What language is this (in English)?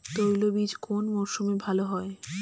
Bangla